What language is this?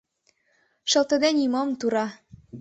Mari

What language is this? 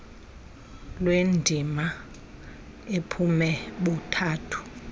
Xhosa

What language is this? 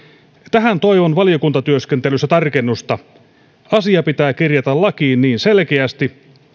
Finnish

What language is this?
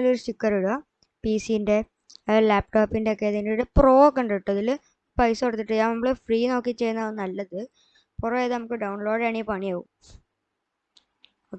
Malayalam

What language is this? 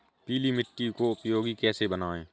Hindi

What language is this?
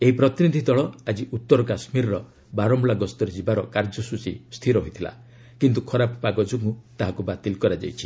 Odia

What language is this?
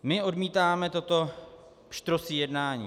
Czech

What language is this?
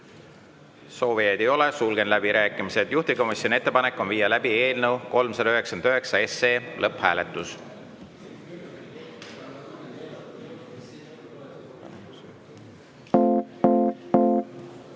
Estonian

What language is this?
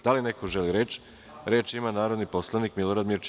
Serbian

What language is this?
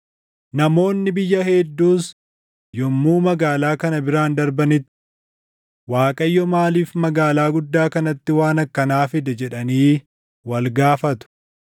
Oromo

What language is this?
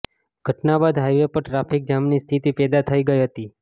Gujarati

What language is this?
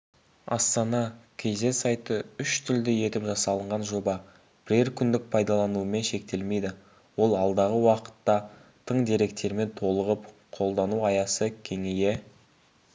Kazakh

